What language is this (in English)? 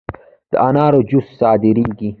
Pashto